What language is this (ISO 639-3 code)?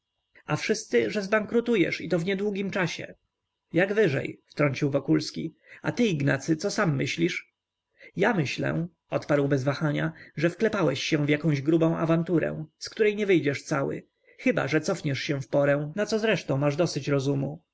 pol